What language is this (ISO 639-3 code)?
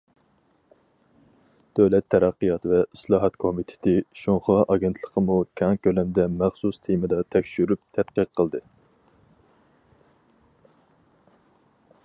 uig